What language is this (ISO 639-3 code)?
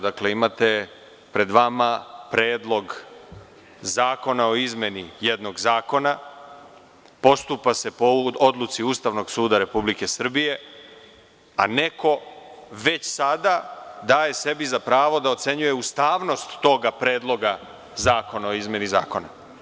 srp